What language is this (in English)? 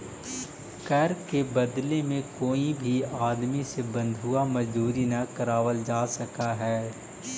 Magahi